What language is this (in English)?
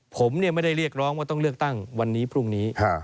Thai